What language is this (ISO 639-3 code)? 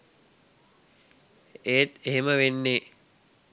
sin